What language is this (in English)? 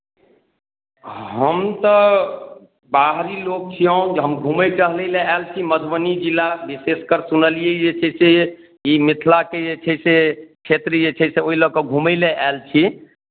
Maithili